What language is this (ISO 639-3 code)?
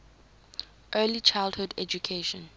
eng